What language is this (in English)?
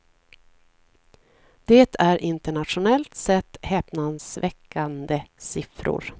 Swedish